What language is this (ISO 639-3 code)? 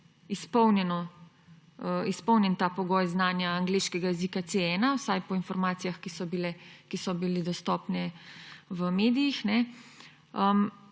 slv